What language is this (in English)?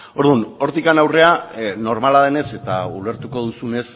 Basque